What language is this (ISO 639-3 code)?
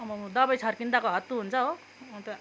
nep